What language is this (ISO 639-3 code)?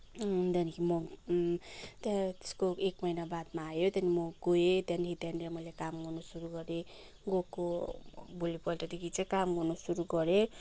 nep